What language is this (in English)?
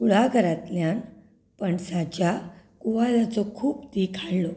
Konkani